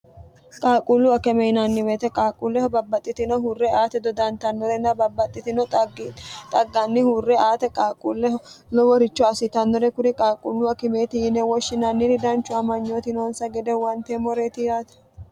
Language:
Sidamo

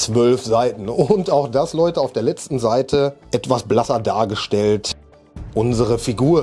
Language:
German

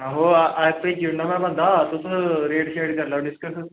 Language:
Dogri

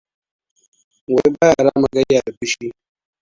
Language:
Hausa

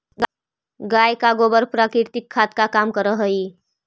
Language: Magahi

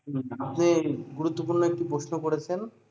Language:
Bangla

